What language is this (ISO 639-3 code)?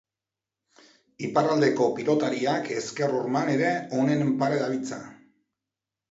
eus